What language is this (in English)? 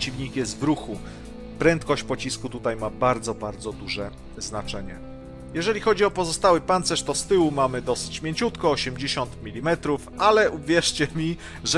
Polish